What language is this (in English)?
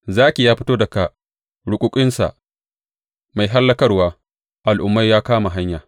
Hausa